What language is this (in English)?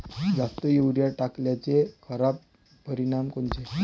Marathi